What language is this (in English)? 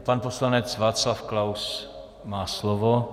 Czech